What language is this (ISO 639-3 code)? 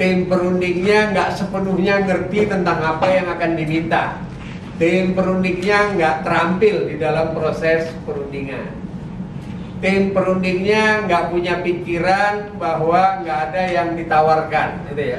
ind